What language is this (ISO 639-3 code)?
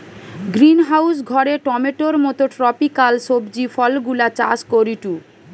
ben